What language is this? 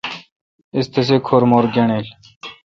Kalkoti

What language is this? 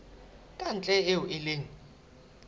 Southern Sotho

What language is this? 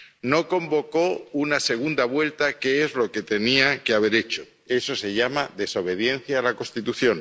Spanish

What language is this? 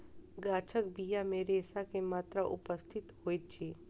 Maithili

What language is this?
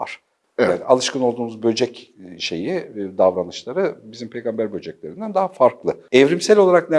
Turkish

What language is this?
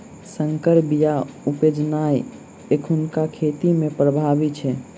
Maithili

